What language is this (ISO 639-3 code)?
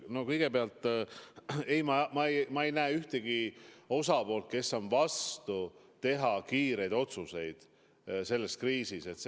est